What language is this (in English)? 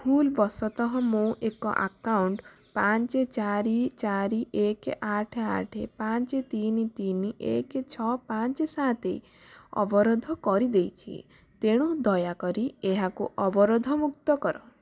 Odia